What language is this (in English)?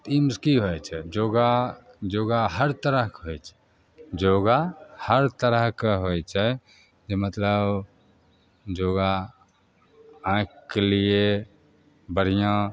Maithili